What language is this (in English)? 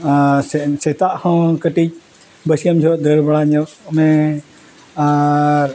Santali